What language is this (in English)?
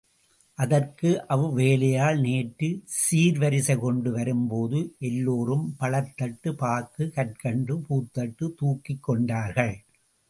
Tamil